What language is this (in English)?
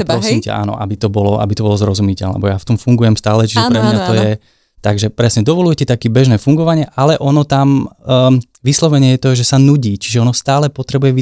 Slovak